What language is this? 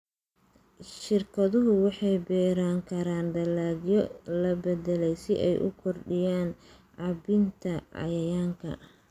Somali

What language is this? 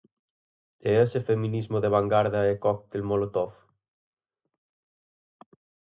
Galician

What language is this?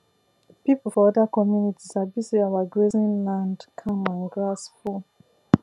Nigerian Pidgin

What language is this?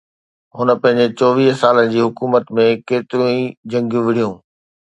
Sindhi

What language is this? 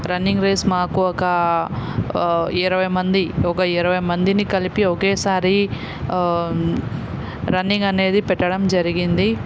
Telugu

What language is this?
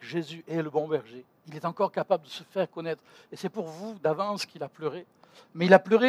French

